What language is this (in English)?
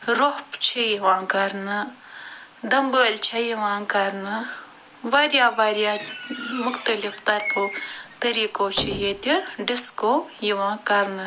Kashmiri